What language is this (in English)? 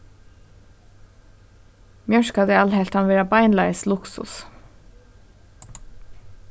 Faroese